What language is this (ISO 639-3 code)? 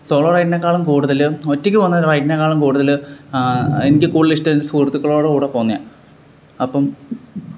mal